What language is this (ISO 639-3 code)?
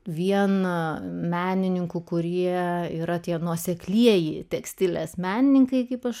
lit